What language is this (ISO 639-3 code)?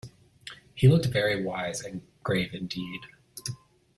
eng